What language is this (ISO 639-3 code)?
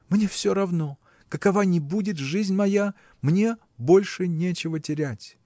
rus